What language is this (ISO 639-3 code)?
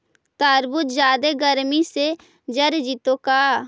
mag